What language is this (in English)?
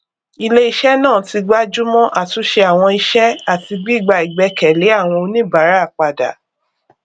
Yoruba